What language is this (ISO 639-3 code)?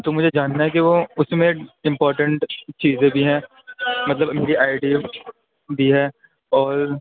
urd